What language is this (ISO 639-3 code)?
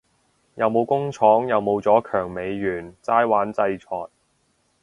yue